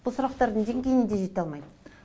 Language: Kazakh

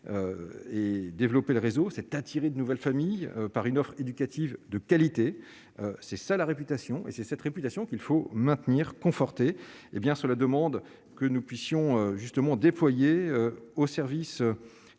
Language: French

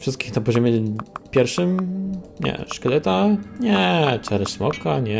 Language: Polish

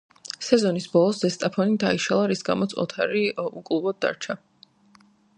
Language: Georgian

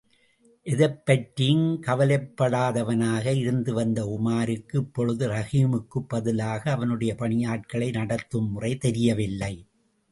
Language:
Tamil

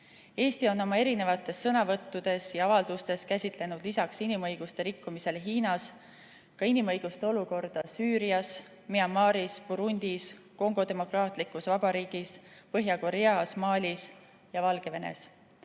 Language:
Estonian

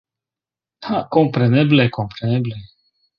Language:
Esperanto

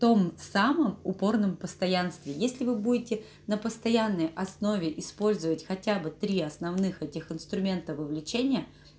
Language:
Russian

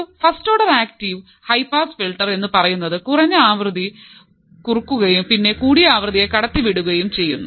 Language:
Malayalam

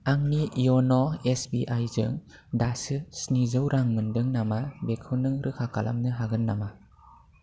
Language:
Bodo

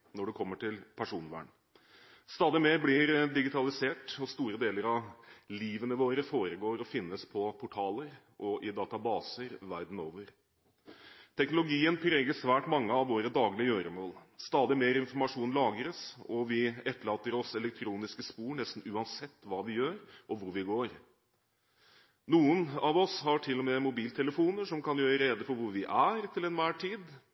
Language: Norwegian Bokmål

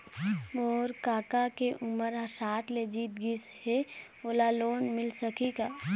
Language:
Chhattisgarhi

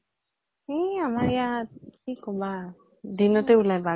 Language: Assamese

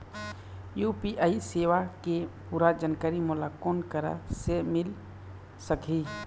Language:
Chhattisgarhi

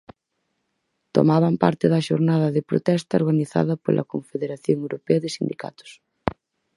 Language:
Galician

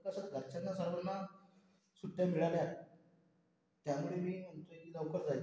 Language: Marathi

